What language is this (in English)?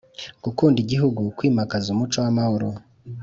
Kinyarwanda